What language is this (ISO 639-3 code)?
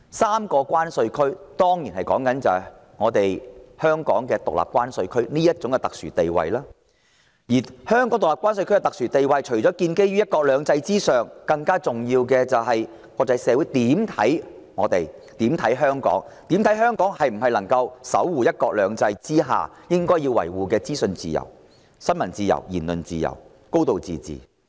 yue